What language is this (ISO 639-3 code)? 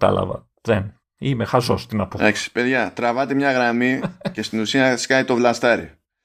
ell